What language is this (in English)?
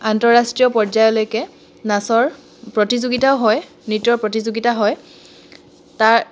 Assamese